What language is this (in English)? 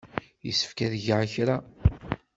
Kabyle